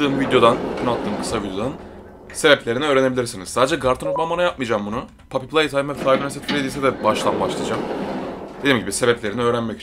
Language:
Turkish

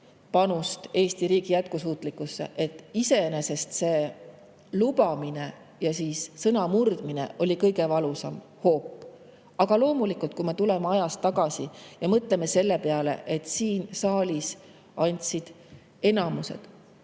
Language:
Estonian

